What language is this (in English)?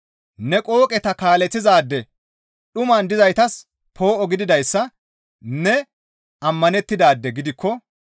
Gamo